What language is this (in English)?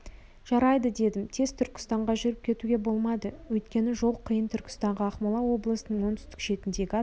Kazakh